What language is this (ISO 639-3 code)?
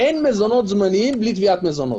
heb